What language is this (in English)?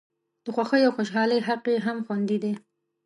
Pashto